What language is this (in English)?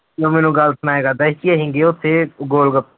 Punjabi